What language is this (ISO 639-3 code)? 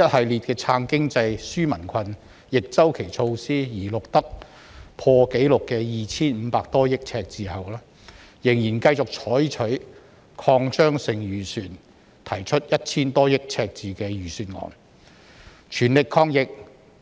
yue